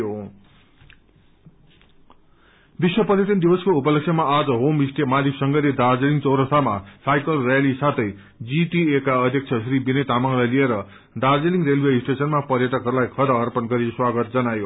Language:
Nepali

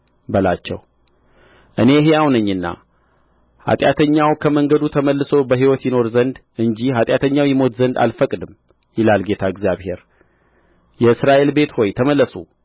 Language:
Amharic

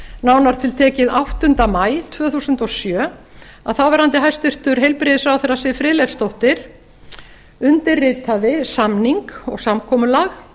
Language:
Icelandic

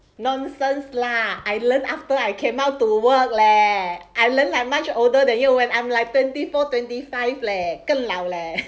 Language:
English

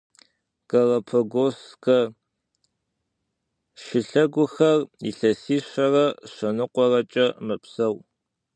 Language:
Kabardian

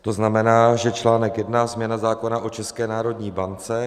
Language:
Czech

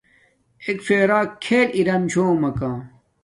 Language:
Domaaki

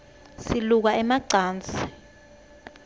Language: Swati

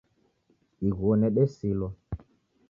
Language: Taita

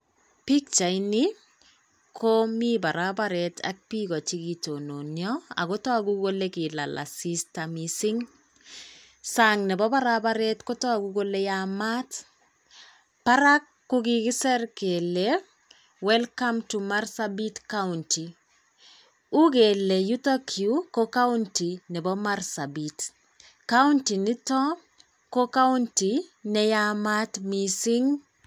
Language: Kalenjin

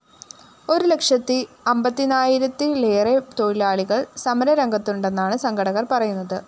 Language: Malayalam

